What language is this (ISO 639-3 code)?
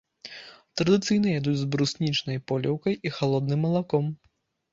bel